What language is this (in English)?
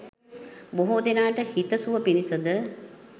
Sinhala